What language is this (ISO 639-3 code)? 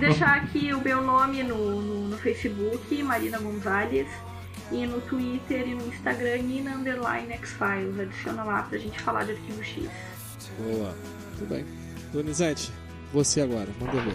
por